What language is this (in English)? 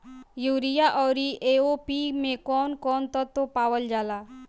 Bhojpuri